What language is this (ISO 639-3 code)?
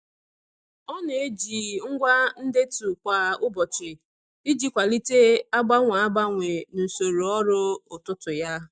ibo